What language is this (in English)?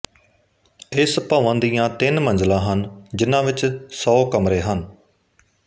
Punjabi